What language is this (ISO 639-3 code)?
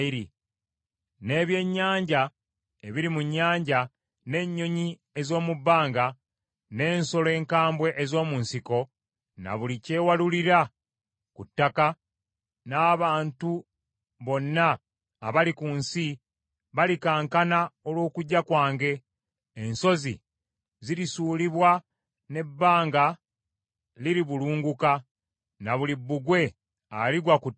lug